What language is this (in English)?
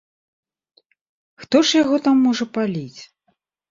Belarusian